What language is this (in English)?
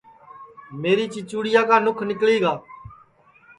Sansi